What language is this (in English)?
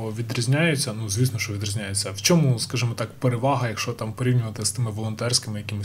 Ukrainian